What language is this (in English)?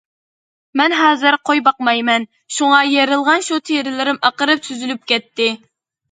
Uyghur